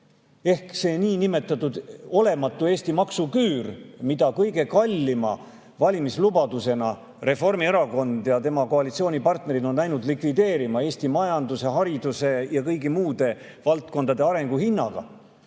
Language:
Estonian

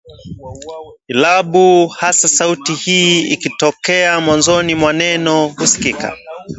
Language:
Swahili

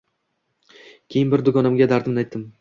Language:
Uzbek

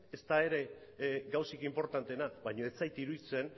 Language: Basque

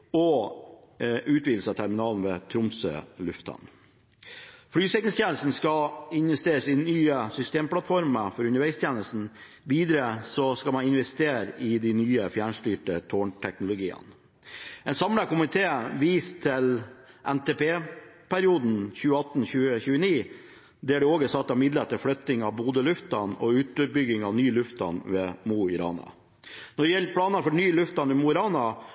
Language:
Norwegian Bokmål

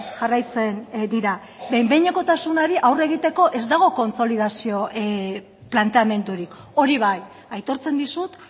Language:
Basque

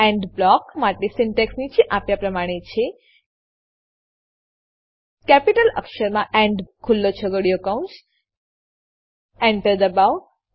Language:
Gujarati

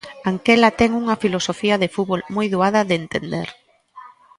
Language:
Galician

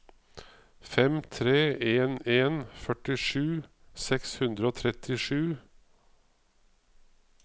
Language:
Norwegian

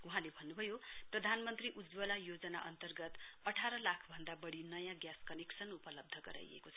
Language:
Nepali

